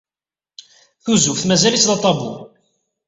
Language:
Kabyle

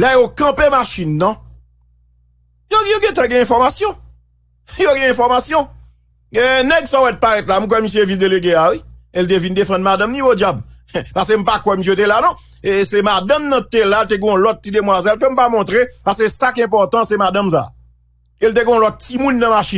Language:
French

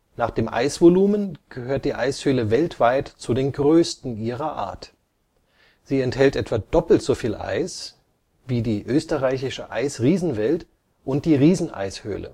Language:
German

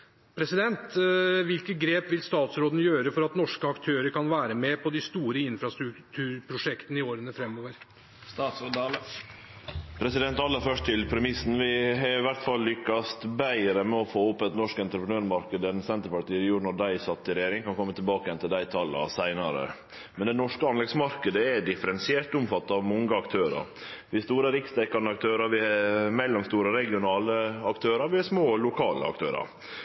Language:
Norwegian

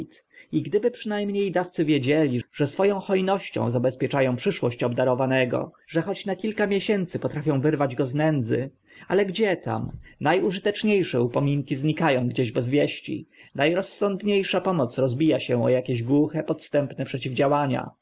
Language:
Polish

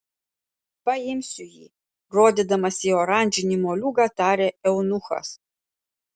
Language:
Lithuanian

